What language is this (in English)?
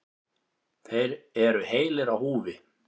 Icelandic